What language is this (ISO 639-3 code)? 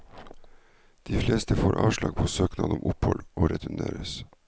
nor